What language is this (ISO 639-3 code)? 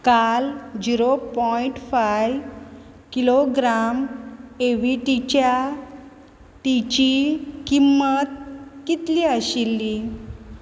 kok